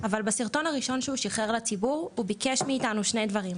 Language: Hebrew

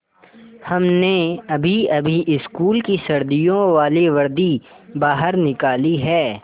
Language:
Hindi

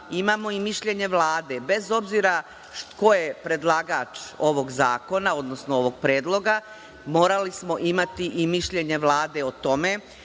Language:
Serbian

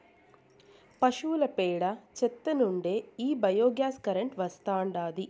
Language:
Telugu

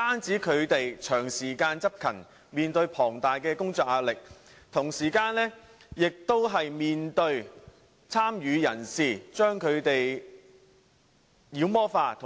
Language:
Cantonese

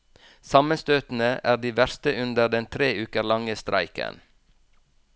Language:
Norwegian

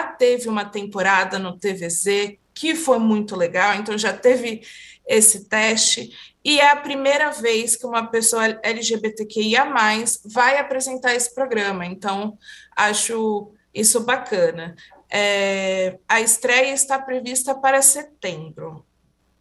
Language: Portuguese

